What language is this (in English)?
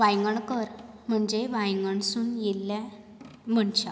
Konkani